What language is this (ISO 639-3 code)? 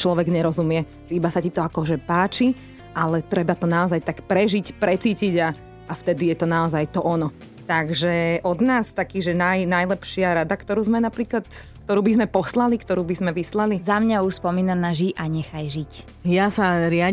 slk